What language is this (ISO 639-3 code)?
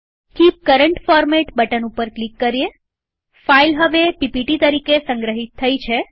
guj